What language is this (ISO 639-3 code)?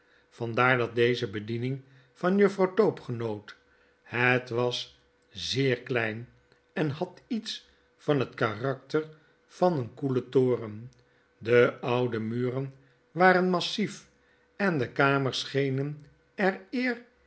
nld